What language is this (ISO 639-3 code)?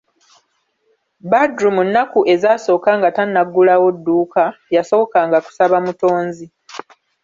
lug